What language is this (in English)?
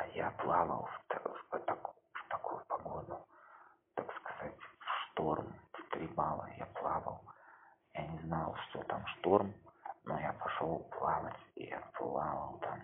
Russian